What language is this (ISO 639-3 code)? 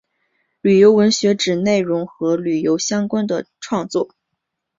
zho